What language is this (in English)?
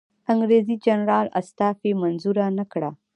Pashto